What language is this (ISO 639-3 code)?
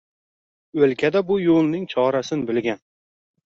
uzb